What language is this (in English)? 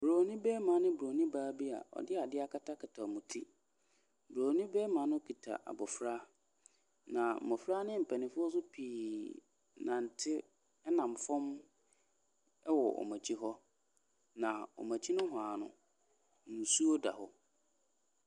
Akan